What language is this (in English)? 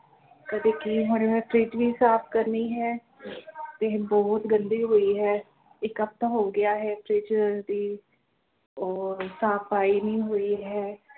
Punjabi